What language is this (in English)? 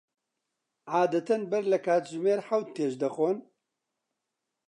Central Kurdish